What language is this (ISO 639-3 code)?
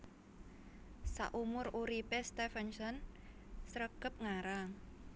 jav